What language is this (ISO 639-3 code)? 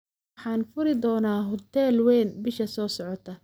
som